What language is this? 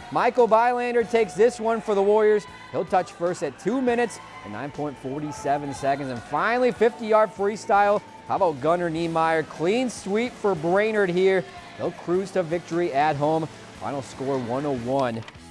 English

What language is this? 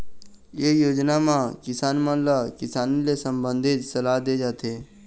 Chhattisgarhi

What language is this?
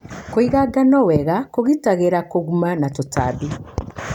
Kikuyu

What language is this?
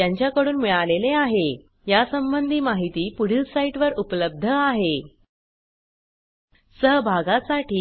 Marathi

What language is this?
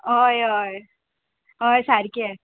Konkani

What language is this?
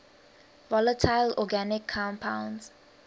English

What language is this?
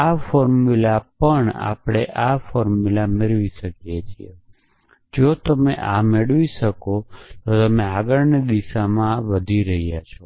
Gujarati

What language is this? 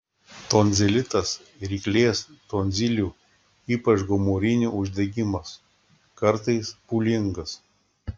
Lithuanian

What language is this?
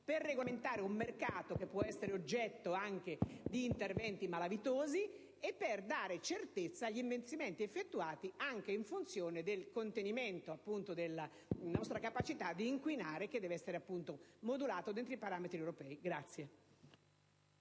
Italian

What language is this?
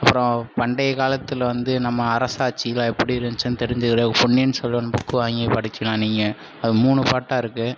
Tamil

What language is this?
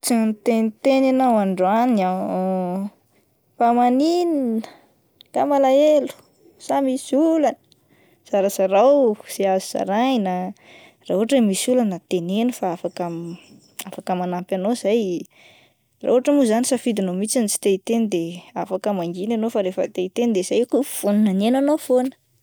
Malagasy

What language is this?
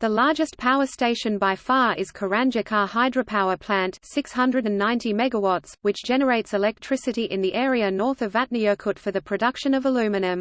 English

